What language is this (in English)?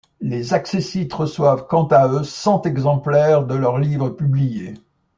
French